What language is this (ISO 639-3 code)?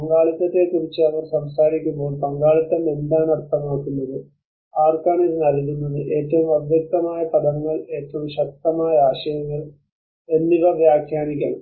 mal